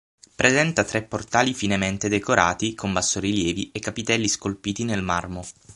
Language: Italian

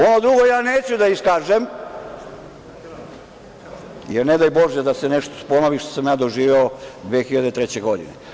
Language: Serbian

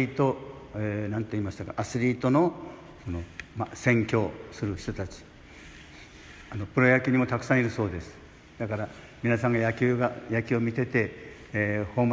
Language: Japanese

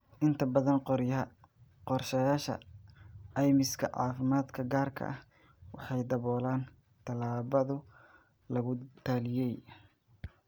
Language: Somali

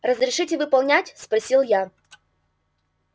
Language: Russian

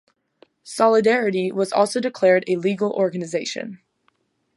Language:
English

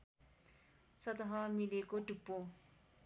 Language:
Nepali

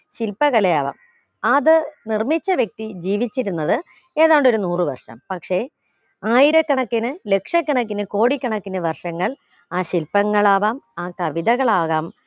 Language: Malayalam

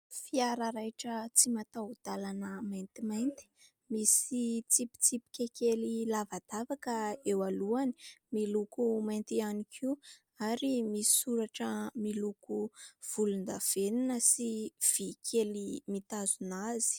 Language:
Malagasy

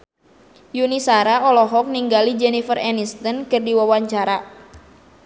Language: Sundanese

